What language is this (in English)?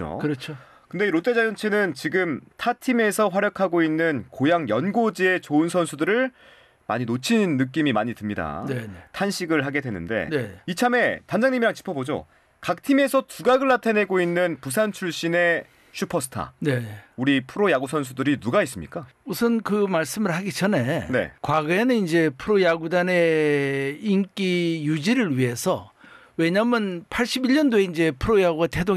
Korean